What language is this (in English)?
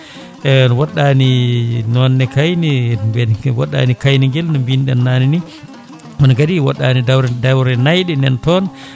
Fula